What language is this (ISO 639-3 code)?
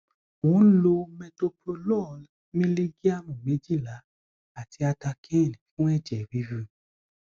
yor